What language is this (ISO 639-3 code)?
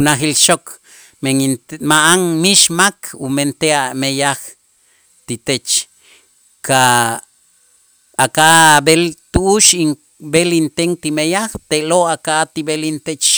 itz